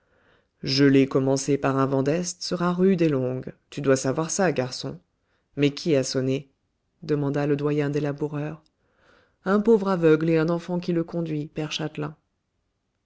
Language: French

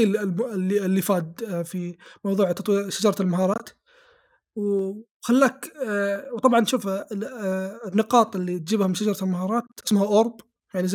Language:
Arabic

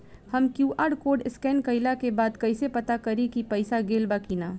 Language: Bhojpuri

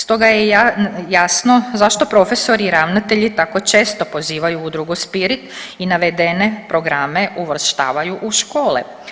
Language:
Croatian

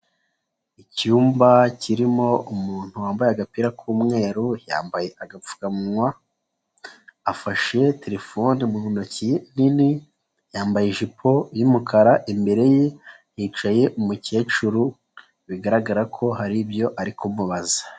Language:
Kinyarwanda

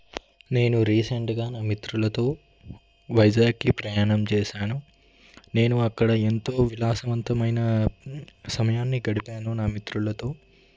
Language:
Telugu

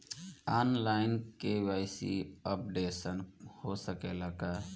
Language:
Bhojpuri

